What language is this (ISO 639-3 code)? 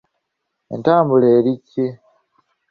lug